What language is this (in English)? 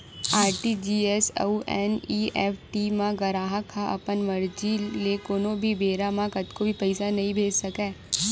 Chhattisgarhi